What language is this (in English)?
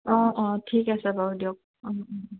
Assamese